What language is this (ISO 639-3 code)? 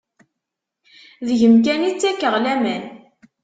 kab